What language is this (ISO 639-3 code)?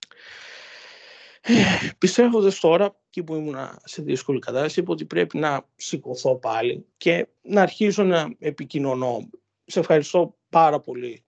ell